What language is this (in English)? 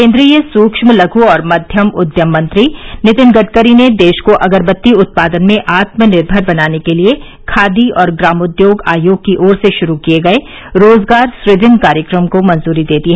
Hindi